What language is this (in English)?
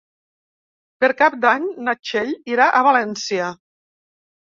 Catalan